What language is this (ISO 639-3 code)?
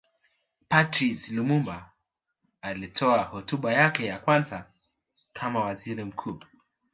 swa